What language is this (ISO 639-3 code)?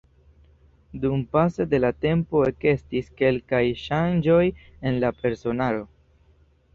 epo